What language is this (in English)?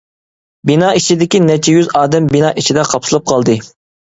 Uyghur